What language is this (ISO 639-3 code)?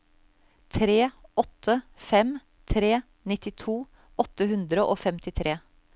nor